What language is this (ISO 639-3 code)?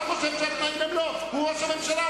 heb